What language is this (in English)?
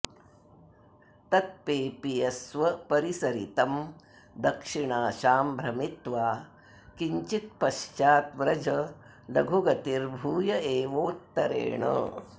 Sanskrit